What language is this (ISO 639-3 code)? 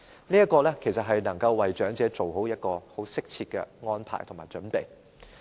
yue